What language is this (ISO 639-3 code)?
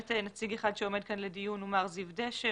heb